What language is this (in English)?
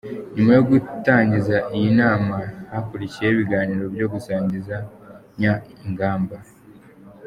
Kinyarwanda